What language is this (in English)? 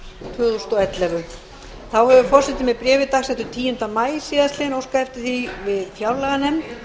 Icelandic